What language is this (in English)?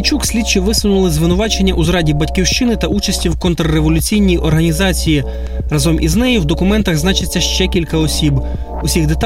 Ukrainian